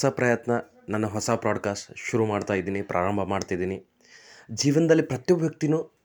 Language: Kannada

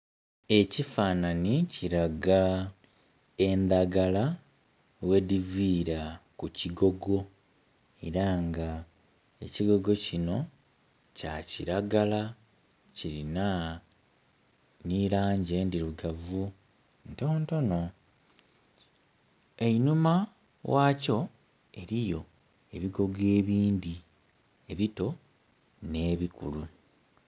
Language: Soga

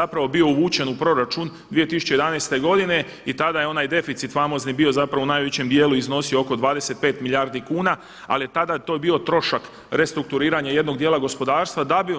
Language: Croatian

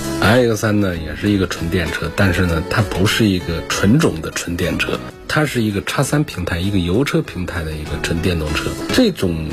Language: Chinese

